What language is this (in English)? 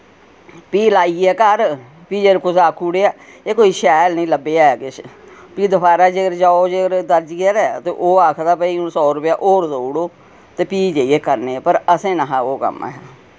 Dogri